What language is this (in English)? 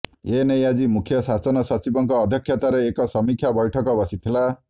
Odia